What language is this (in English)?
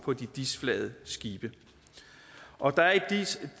Danish